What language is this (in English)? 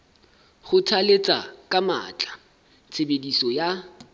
Southern Sotho